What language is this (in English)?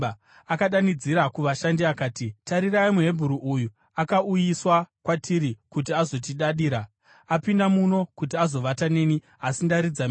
Shona